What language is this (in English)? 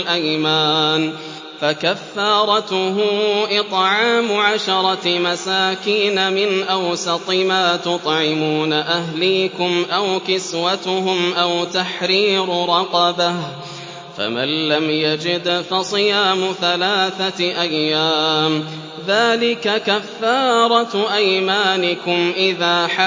Arabic